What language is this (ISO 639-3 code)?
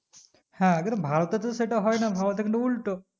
ben